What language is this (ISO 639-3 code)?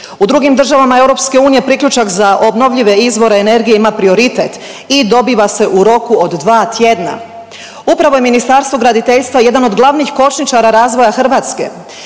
hrv